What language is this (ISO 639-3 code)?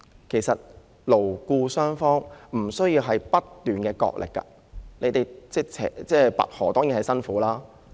yue